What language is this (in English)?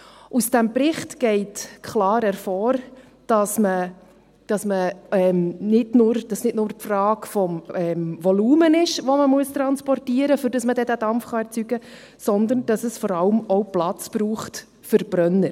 Swiss German